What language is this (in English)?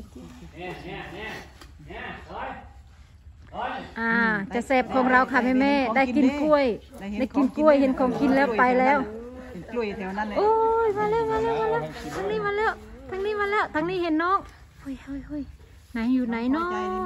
Thai